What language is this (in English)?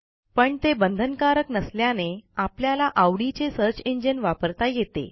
Marathi